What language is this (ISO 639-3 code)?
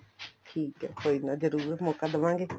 pan